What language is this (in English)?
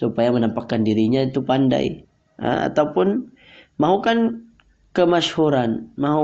Malay